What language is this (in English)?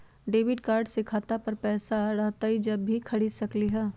Magahi